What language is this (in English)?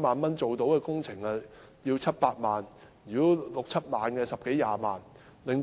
Cantonese